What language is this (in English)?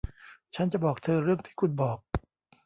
Thai